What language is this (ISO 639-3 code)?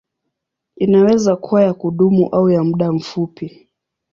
swa